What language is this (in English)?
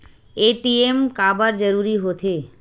Chhattisgarhi